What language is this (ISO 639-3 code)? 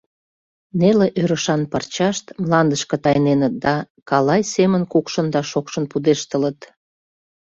chm